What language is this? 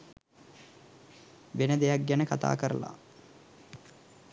Sinhala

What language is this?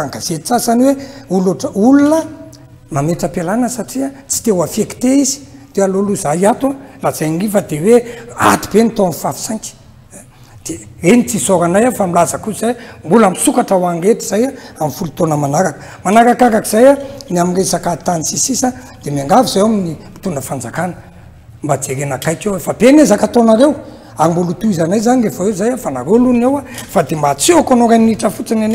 Romanian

